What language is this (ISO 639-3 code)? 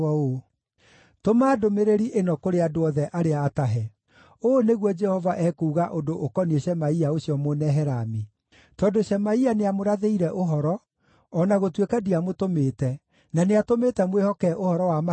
kik